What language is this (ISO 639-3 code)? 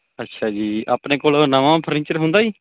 pan